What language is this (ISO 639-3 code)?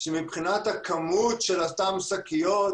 heb